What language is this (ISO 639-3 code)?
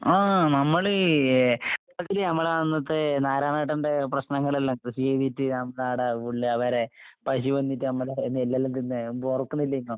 mal